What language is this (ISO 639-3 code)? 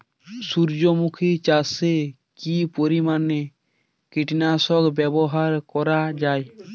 ben